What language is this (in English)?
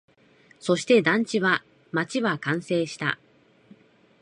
Japanese